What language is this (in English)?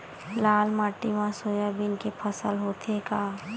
Chhattisgarhi